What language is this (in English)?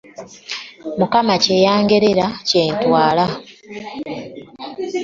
Ganda